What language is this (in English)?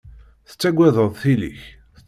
Kabyle